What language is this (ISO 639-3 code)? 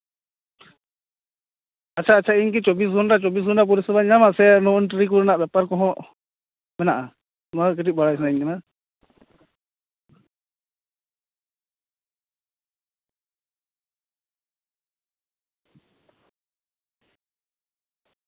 sat